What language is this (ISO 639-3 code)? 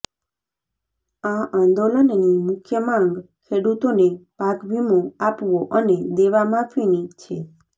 guj